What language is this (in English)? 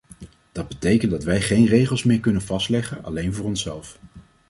Dutch